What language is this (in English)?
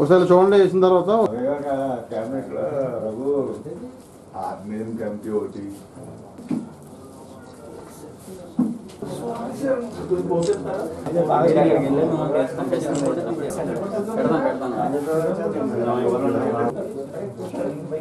Arabic